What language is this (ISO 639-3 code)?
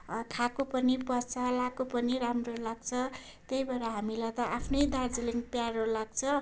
nep